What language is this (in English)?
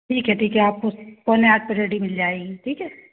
Hindi